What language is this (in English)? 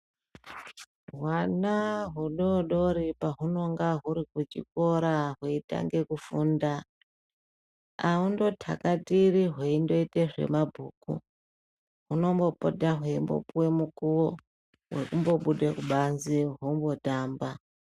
Ndau